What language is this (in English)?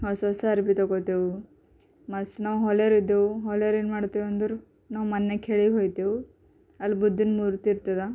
Kannada